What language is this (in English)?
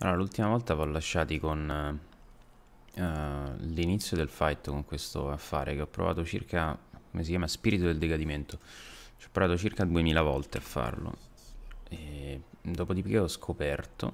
Italian